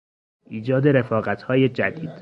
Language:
Persian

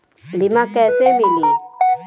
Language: Bhojpuri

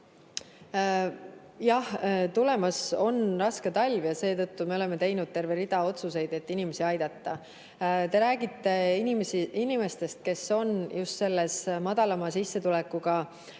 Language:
Estonian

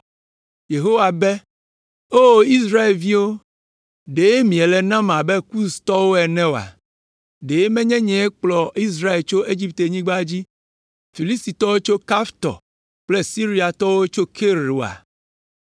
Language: Ewe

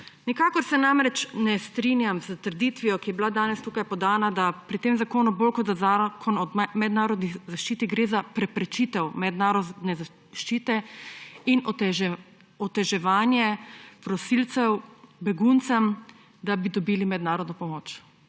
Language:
Slovenian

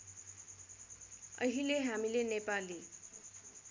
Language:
Nepali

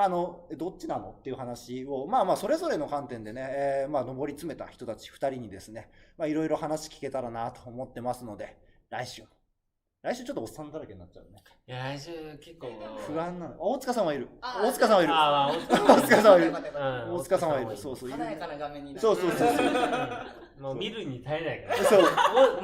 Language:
Japanese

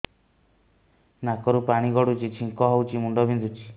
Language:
Odia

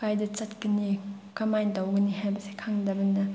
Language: Manipuri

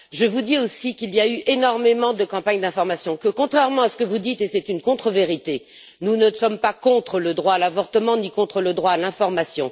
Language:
French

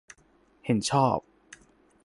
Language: Thai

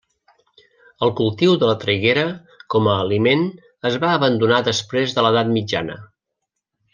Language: Catalan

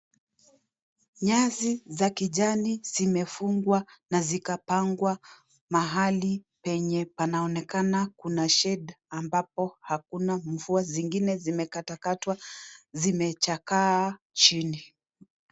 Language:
Swahili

